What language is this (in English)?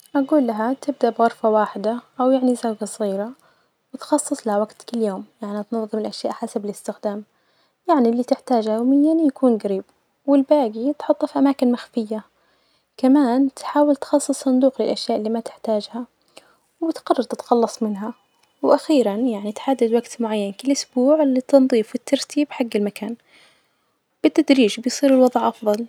Najdi Arabic